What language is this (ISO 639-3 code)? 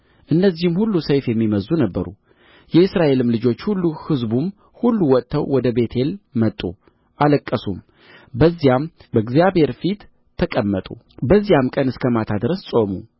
amh